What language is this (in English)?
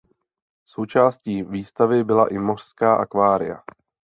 Czech